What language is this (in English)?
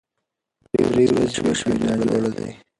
Pashto